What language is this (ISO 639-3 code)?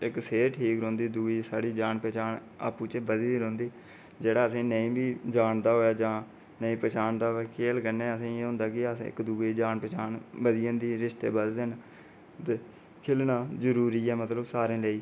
doi